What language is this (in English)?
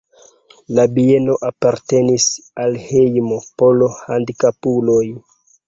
Esperanto